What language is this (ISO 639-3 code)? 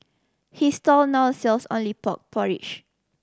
eng